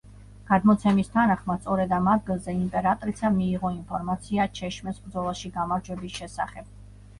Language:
Georgian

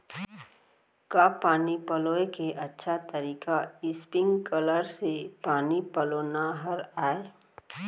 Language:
Chhattisgarhi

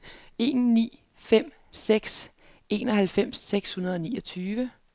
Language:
Danish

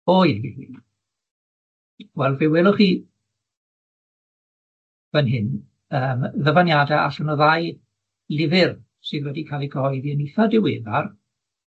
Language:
Welsh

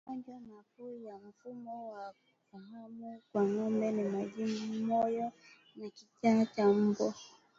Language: Swahili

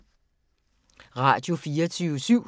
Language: Danish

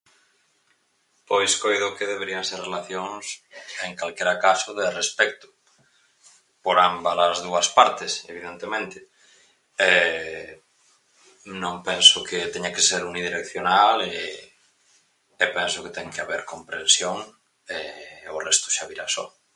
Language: Galician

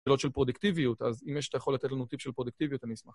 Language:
Hebrew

